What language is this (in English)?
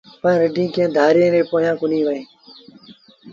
Sindhi Bhil